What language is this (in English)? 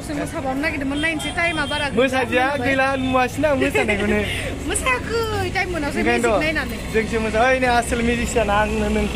Indonesian